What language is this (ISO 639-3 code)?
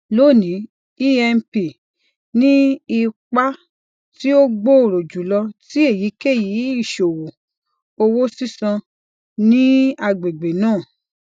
yor